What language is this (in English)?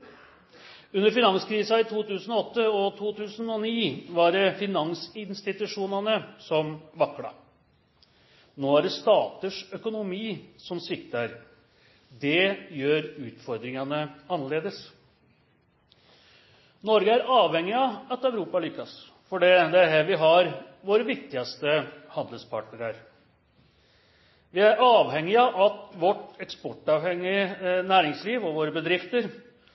Norwegian Nynorsk